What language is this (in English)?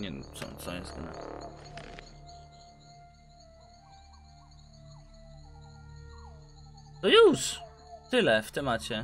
Polish